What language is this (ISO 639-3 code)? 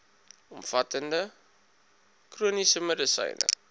afr